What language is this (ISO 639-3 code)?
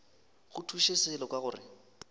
nso